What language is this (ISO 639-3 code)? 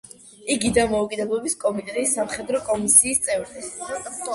kat